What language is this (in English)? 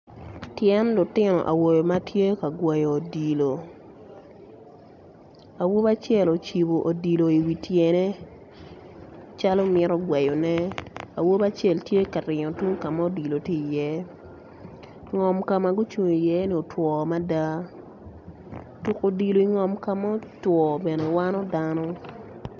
Acoli